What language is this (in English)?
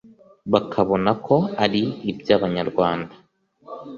Kinyarwanda